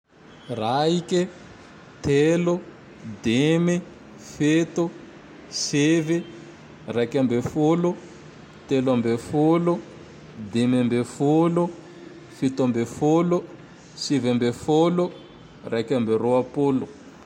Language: Tandroy-Mahafaly Malagasy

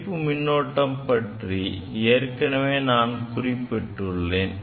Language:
Tamil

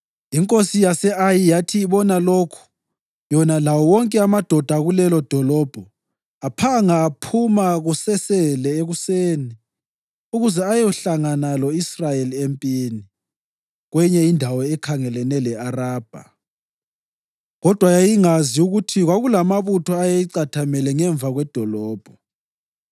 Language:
North Ndebele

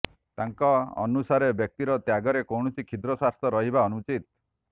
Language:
Odia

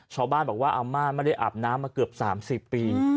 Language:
Thai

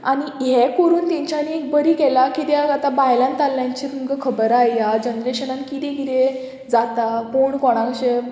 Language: Konkani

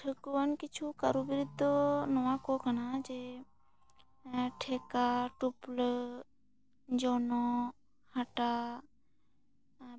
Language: Santali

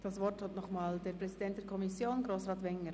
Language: Swiss German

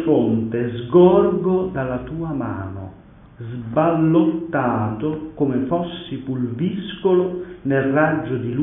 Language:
Italian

